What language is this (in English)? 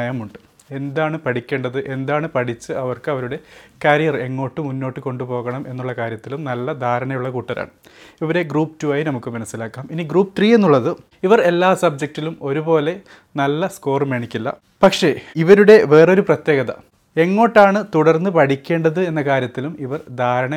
Malayalam